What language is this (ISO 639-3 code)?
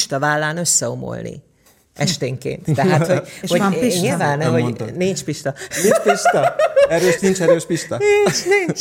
hun